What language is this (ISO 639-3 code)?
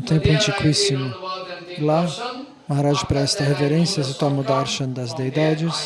por